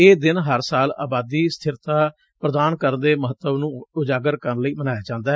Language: Punjabi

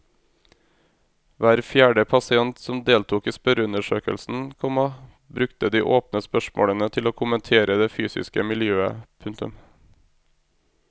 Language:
Norwegian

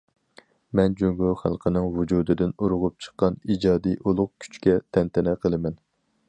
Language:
Uyghur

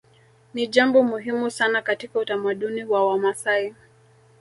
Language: Swahili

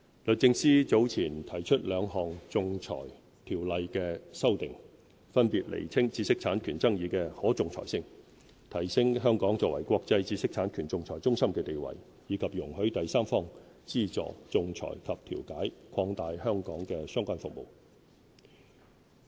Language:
Cantonese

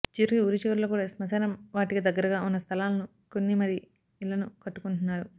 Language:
Telugu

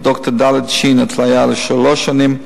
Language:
Hebrew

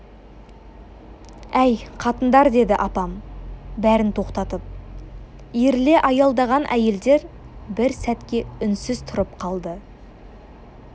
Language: Kazakh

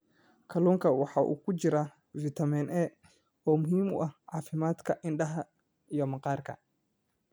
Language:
Somali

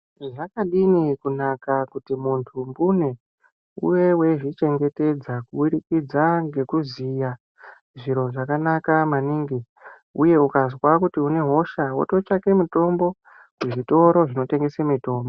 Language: Ndau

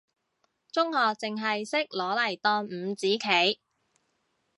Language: Cantonese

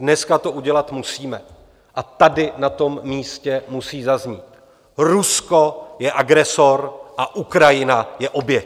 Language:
Czech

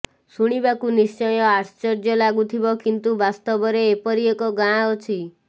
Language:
Odia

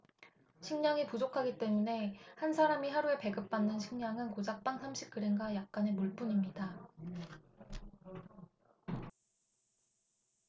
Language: Korean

